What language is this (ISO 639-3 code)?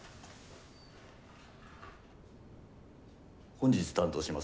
jpn